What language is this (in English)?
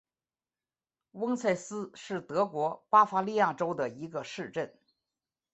Chinese